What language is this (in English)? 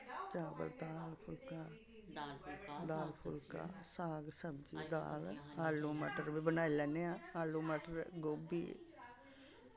Dogri